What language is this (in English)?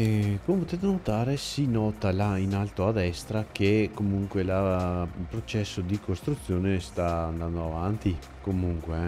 Italian